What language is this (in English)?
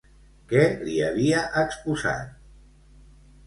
Catalan